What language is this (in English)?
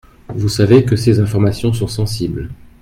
French